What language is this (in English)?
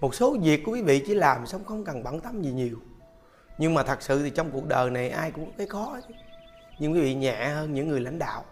Vietnamese